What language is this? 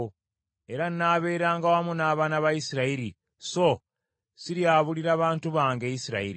Ganda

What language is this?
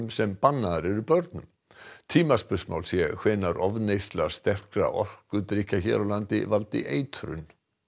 Icelandic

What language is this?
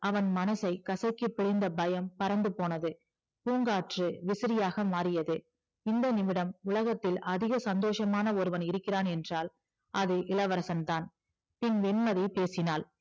Tamil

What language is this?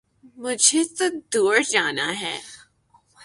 Urdu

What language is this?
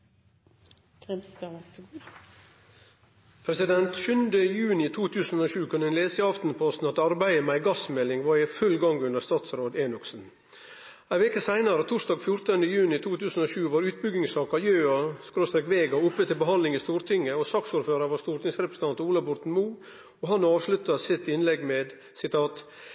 Norwegian Nynorsk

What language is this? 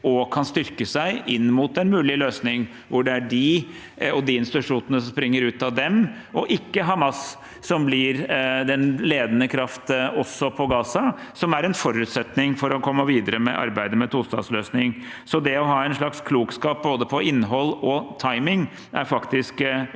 Norwegian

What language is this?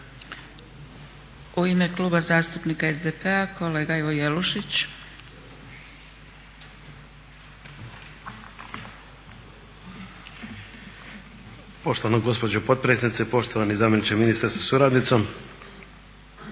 Croatian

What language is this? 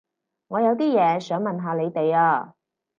Cantonese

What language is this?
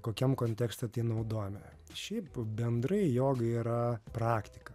Lithuanian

